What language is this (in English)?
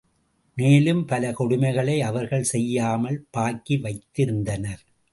Tamil